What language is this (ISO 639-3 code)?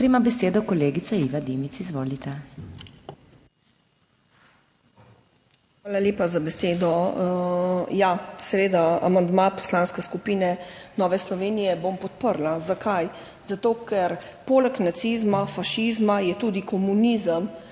slv